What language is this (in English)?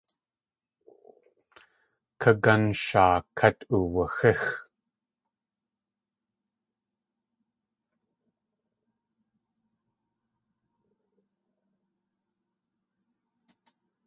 Tlingit